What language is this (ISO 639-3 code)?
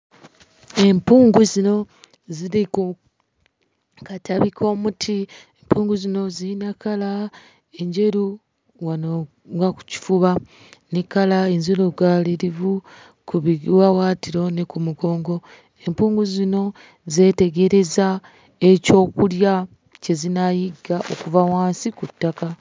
lug